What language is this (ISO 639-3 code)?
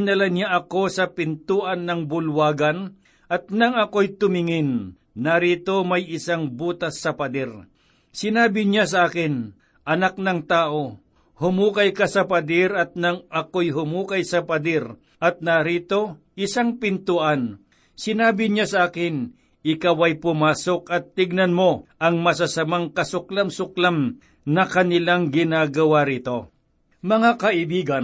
fil